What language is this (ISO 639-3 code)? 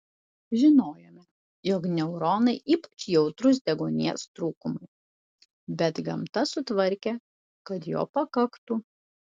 lit